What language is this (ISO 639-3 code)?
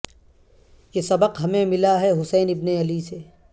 urd